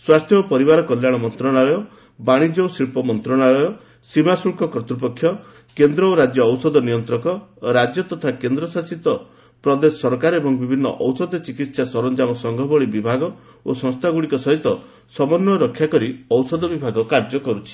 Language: Odia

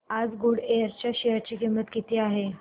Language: Marathi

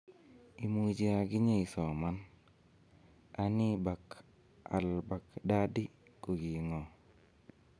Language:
Kalenjin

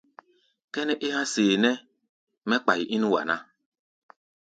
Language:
Gbaya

